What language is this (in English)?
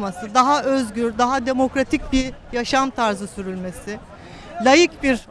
Turkish